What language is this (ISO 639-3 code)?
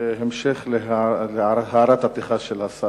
heb